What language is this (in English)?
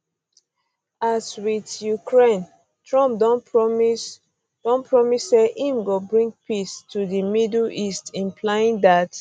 Nigerian Pidgin